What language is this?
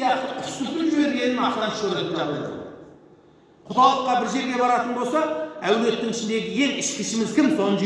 Turkish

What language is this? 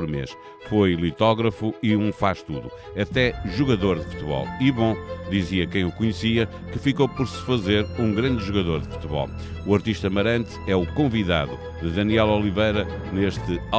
Portuguese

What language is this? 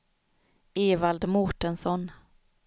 Swedish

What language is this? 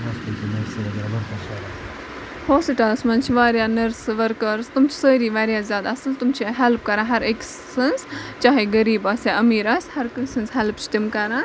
Kashmiri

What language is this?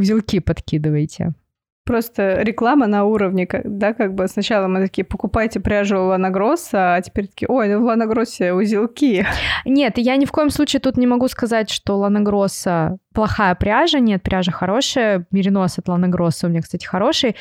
Russian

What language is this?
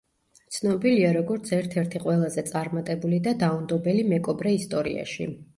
Georgian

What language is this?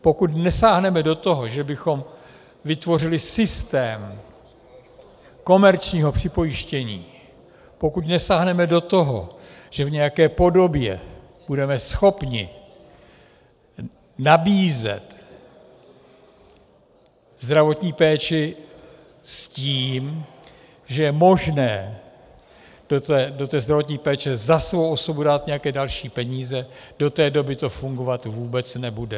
Czech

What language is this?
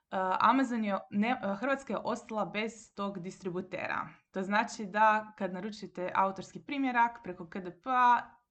Croatian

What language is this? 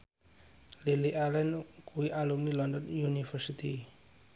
Javanese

